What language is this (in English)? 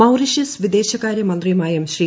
Malayalam